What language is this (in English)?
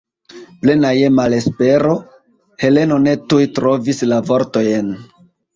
Esperanto